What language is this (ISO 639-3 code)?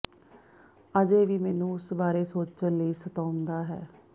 pan